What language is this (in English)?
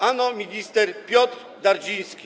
Polish